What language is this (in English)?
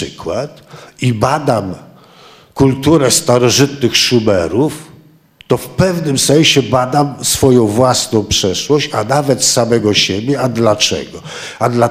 Polish